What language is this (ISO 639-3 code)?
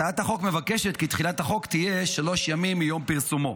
heb